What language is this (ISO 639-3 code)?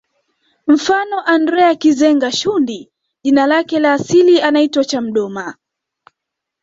swa